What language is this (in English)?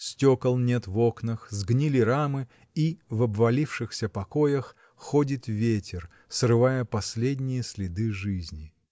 Russian